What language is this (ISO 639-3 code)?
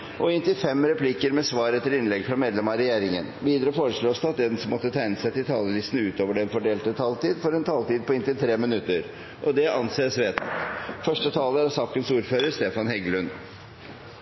nob